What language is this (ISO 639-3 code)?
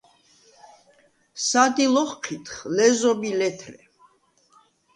sva